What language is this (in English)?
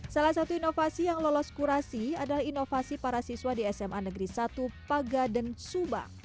Indonesian